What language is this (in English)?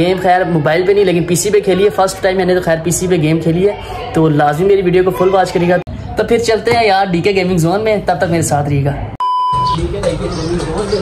Hindi